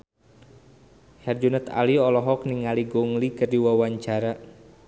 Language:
Sundanese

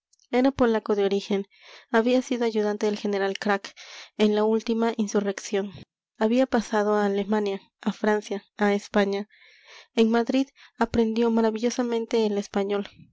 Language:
Spanish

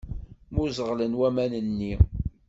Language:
Kabyle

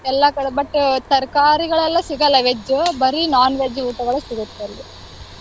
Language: Kannada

